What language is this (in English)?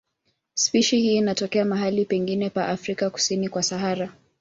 Swahili